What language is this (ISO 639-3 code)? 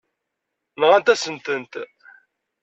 kab